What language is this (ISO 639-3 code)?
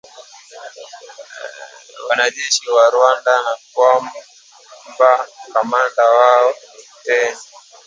swa